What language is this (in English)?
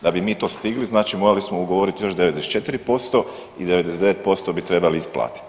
Croatian